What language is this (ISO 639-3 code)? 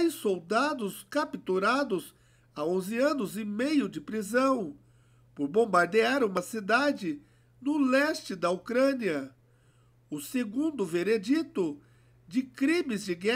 por